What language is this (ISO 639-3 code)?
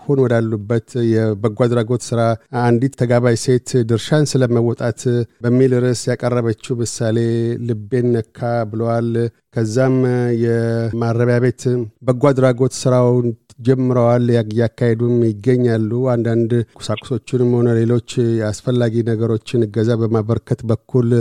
amh